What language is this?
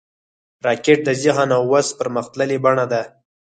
Pashto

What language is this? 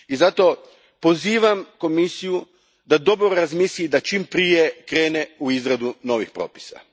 Croatian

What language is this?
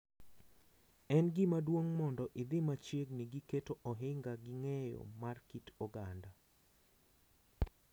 Luo (Kenya and Tanzania)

